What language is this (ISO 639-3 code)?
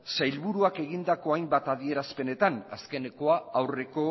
eus